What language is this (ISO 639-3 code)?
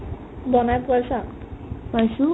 asm